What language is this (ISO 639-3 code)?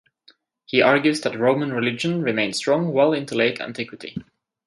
eng